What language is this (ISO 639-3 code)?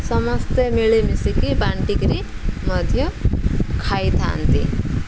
ori